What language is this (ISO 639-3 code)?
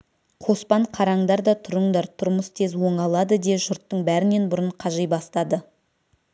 kaz